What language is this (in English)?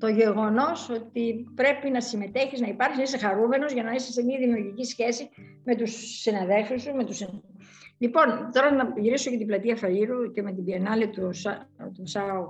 Greek